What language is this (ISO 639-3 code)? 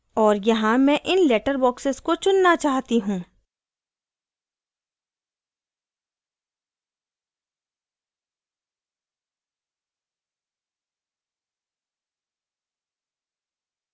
hin